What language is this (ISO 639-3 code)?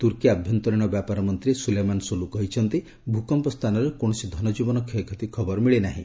ori